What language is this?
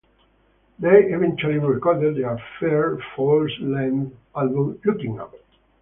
English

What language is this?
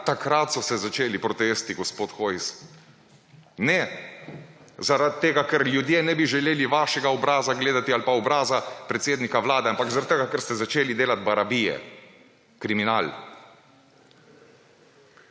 Slovenian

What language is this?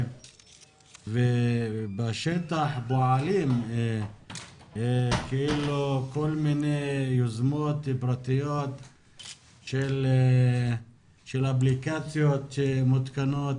Hebrew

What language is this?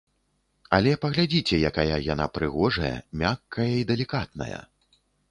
Belarusian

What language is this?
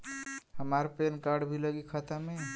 Bhojpuri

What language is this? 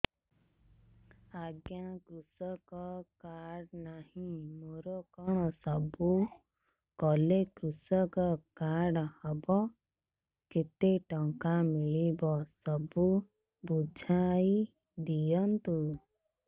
Odia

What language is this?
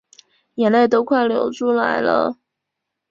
Chinese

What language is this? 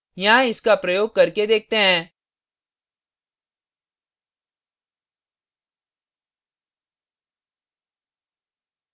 Hindi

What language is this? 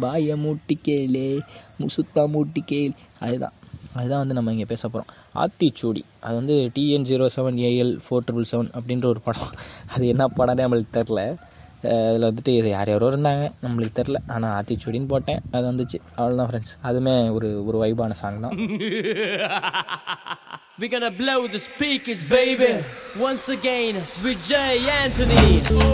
Tamil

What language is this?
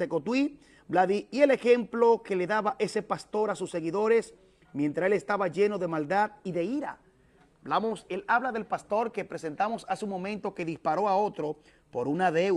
Spanish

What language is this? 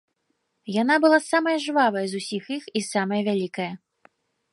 Belarusian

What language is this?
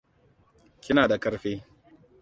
Hausa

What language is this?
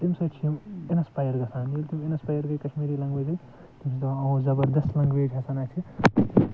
Kashmiri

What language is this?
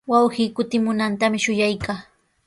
Sihuas Ancash Quechua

